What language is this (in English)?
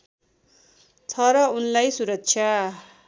Nepali